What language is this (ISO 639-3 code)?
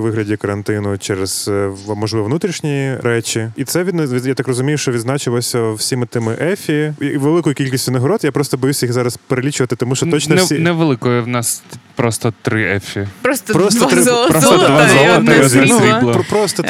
ukr